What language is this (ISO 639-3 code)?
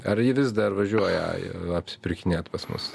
lit